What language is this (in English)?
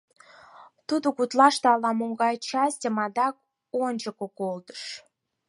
Mari